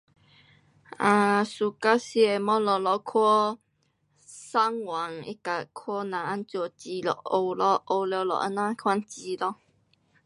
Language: Pu-Xian Chinese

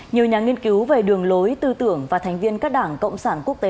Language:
Vietnamese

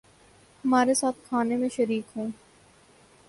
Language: Urdu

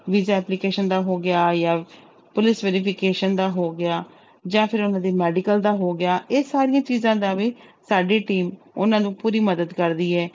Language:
Punjabi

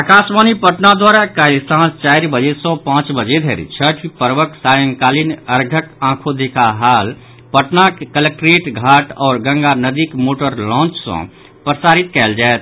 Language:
Maithili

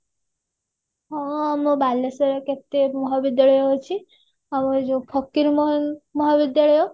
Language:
Odia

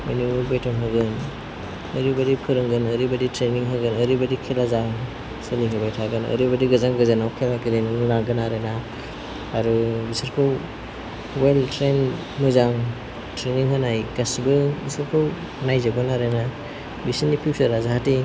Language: Bodo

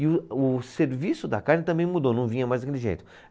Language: Portuguese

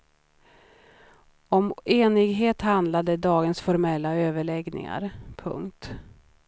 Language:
Swedish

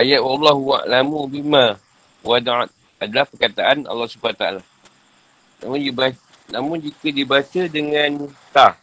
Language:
Malay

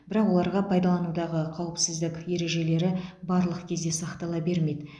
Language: Kazakh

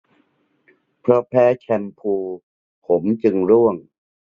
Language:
Thai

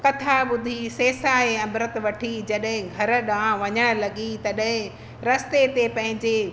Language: Sindhi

